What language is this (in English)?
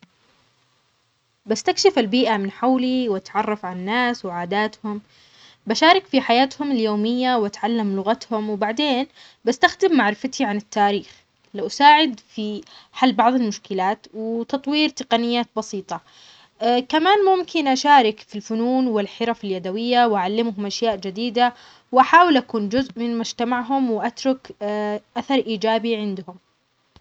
Omani Arabic